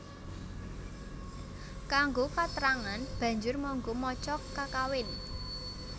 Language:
Javanese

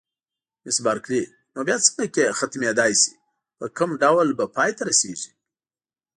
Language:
Pashto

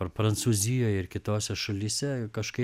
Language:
Lithuanian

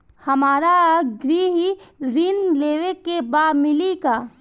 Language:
Bhojpuri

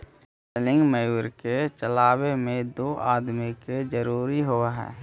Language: Magahi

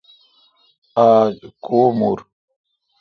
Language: Kalkoti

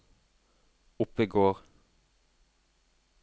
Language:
Norwegian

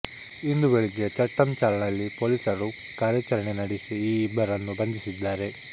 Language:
Kannada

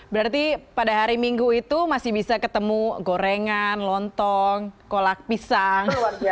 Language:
Indonesian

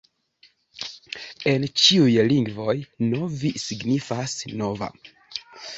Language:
Esperanto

